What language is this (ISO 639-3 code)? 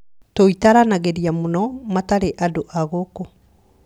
kik